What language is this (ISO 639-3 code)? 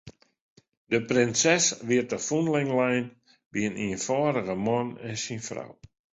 fry